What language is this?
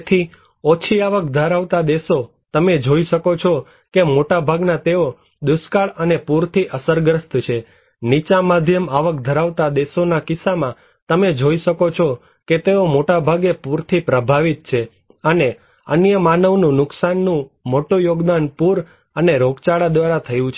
Gujarati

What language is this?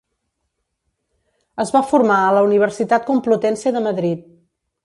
Catalan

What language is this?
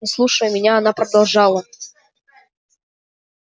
Russian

